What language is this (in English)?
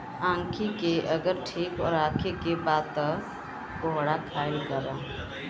Bhojpuri